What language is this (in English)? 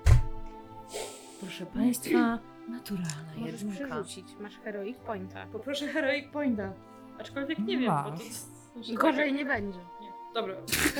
Polish